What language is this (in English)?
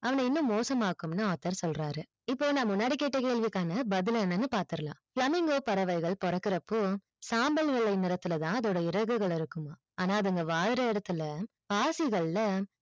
Tamil